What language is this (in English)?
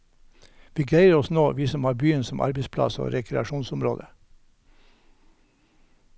Norwegian